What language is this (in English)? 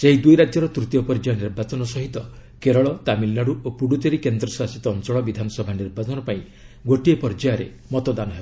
Odia